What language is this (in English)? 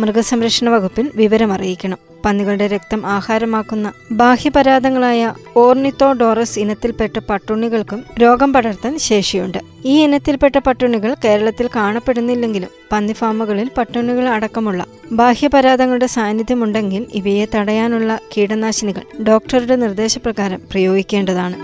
Malayalam